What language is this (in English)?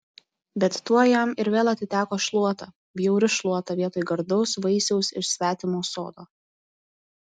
Lithuanian